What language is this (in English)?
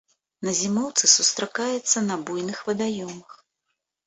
Belarusian